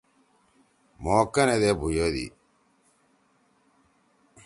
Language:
Torwali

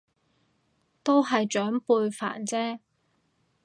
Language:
Cantonese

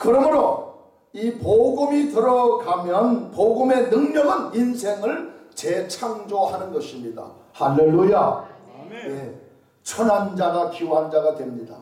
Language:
Korean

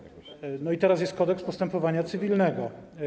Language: Polish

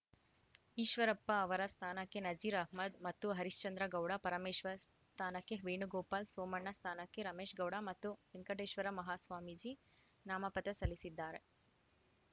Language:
Kannada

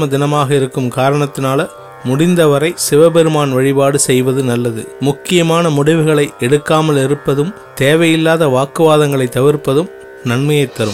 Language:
Tamil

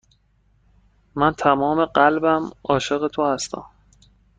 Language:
Persian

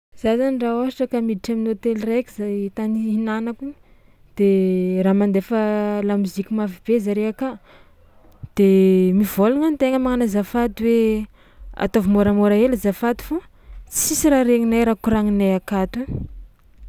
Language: Tsimihety Malagasy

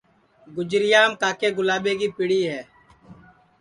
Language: Sansi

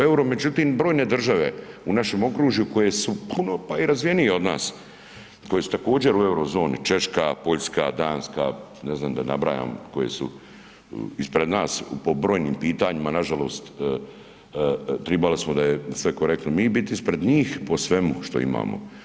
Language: Croatian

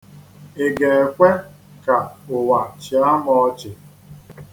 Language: Igbo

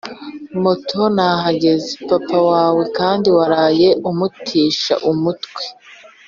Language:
Kinyarwanda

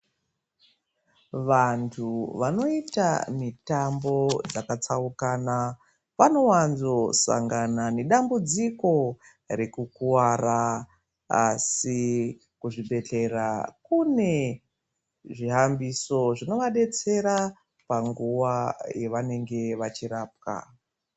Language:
Ndau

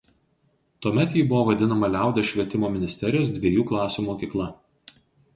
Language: Lithuanian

